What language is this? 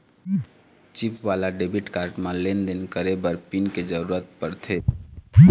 Chhattisgarhi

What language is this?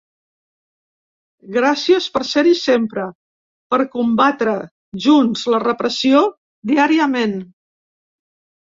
Catalan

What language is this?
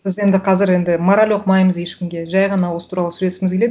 Kazakh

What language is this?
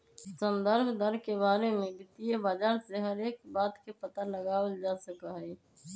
Magahi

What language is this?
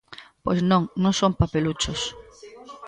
Galician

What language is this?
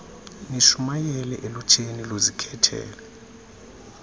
Xhosa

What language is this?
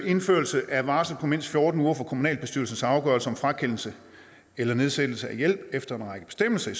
Danish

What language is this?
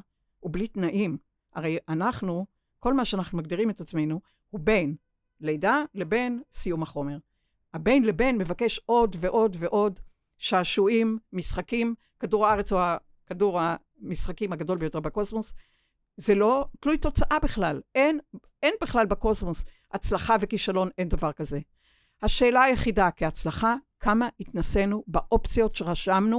Hebrew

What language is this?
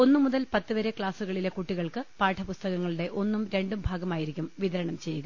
Malayalam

